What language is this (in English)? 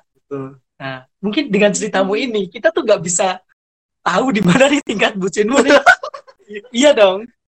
Indonesian